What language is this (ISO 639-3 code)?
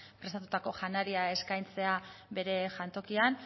eus